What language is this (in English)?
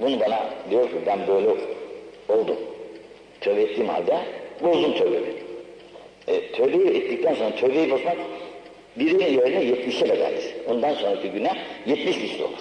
Turkish